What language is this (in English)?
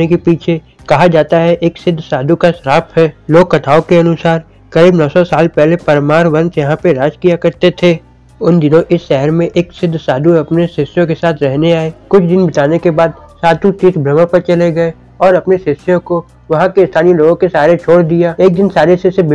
Hindi